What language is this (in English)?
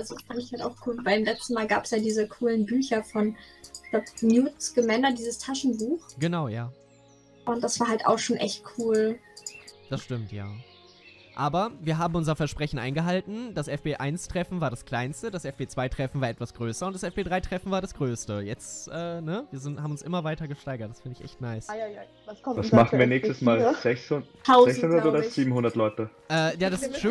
German